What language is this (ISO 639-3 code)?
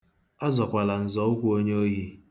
ibo